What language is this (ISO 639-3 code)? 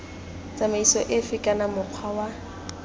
tsn